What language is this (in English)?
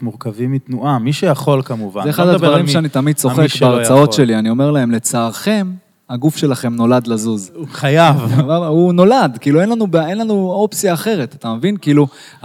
Hebrew